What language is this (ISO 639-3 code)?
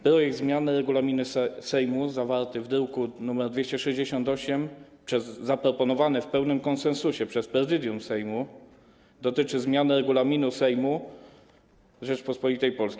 pol